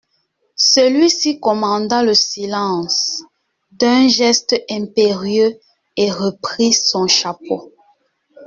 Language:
French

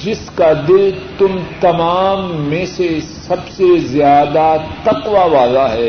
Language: Urdu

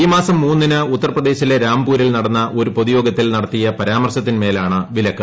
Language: Malayalam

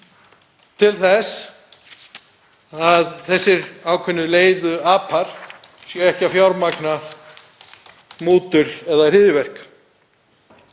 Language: Icelandic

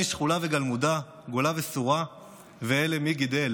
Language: Hebrew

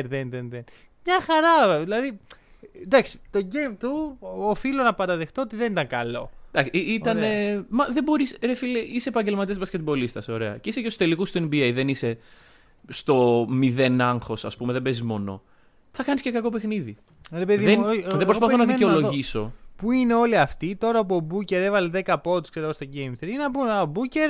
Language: Greek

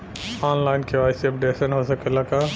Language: Bhojpuri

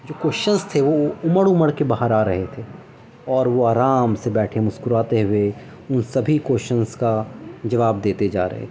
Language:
Urdu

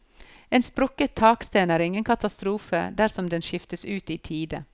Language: Norwegian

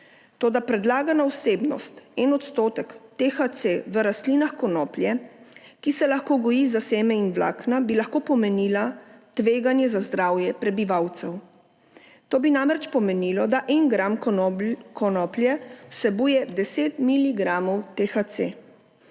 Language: Slovenian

